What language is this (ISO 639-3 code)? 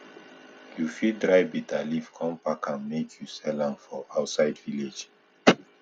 pcm